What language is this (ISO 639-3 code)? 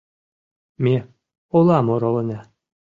chm